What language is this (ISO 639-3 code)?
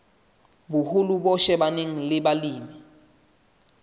sot